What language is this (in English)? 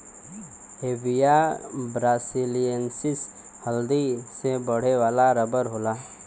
Bhojpuri